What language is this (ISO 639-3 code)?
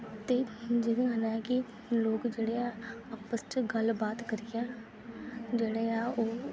doi